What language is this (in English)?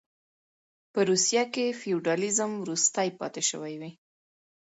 Pashto